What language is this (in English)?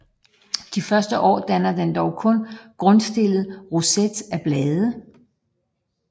Danish